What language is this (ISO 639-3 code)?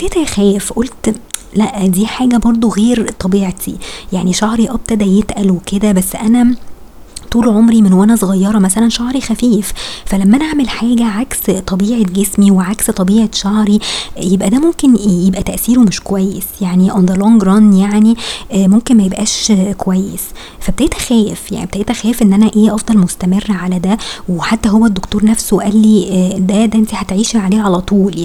ara